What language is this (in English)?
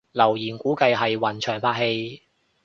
Cantonese